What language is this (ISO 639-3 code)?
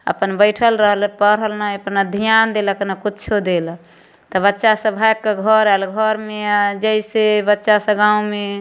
mai